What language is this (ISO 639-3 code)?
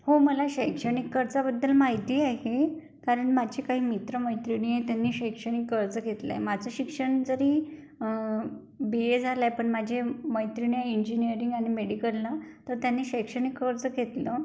mar